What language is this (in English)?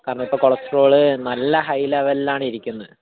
Malayalam